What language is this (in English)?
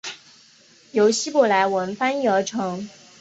Chinese